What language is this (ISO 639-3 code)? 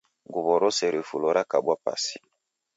dav